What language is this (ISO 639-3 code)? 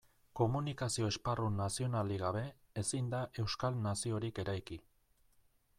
eus